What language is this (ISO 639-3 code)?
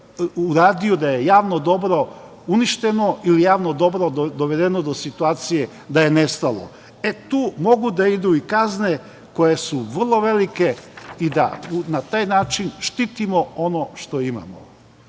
srp